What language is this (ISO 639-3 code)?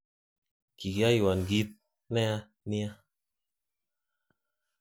kln